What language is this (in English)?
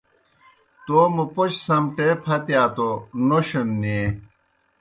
Kohistani Shina